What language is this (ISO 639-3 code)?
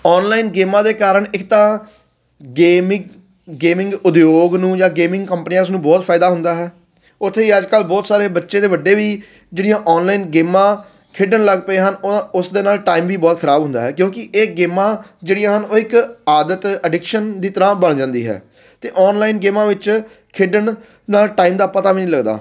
pan